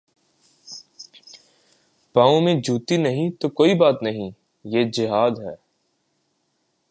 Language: Urdu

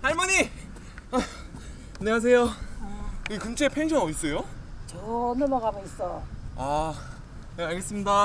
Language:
Korean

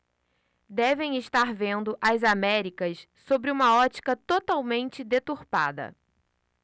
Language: Portuguese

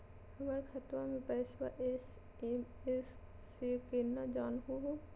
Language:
Magahi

